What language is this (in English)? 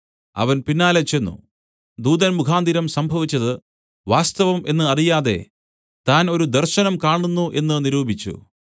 Malayalam